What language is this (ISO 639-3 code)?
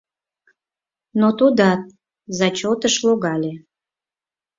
chm